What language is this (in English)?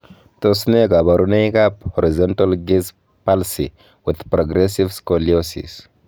Kalenjin